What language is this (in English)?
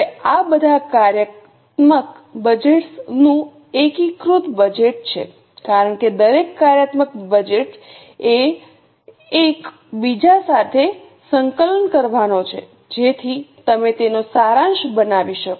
Gujarati